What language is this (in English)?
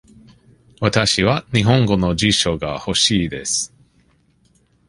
Japanese